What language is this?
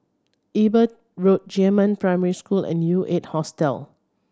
English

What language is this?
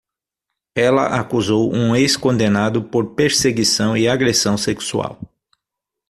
Portuguese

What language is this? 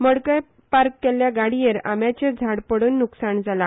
Konkani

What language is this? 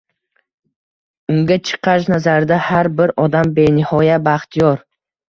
Uzbek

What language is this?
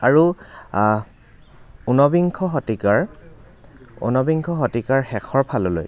Assamese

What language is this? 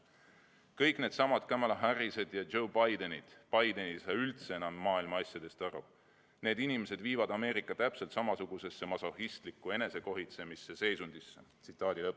Estonian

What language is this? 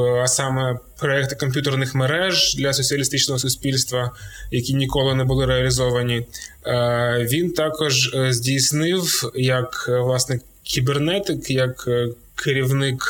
Ukrainian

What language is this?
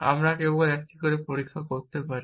Bangla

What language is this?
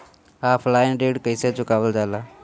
Bhojpuri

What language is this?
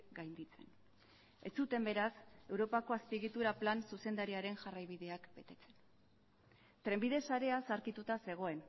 Basque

